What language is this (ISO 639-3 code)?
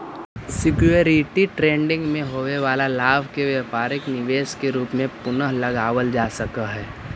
mag